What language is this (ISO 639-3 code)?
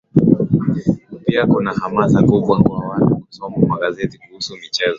swa